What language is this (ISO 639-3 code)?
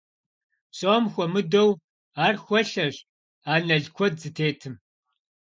kbd